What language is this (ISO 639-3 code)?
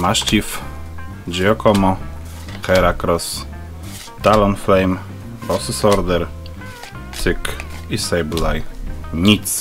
pol